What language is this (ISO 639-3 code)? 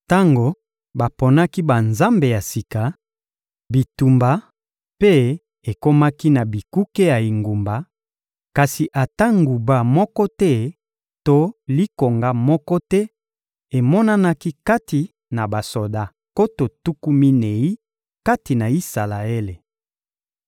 lin